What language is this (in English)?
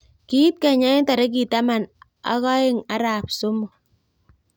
Kalenjin